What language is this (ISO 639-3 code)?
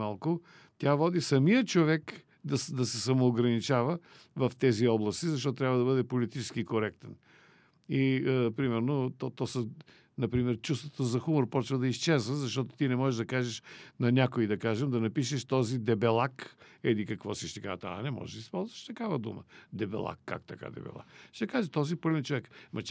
bul